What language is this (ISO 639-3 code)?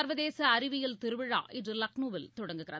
tam